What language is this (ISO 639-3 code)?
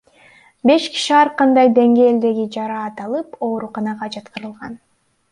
kir